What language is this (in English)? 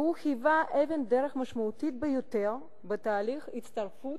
Hebrew